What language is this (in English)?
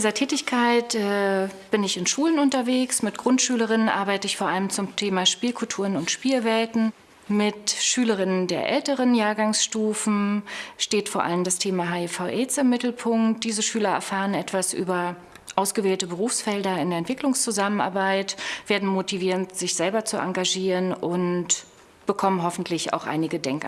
German